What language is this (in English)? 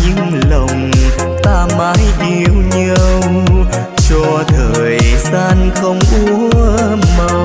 Vietnamese